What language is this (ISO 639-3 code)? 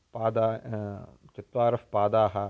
san